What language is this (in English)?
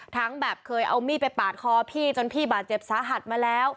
Thai